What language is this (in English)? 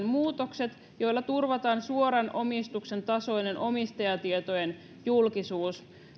Finnish